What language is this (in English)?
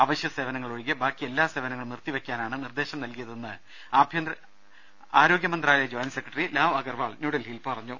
Malayalam